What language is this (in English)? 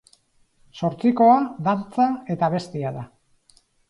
Basque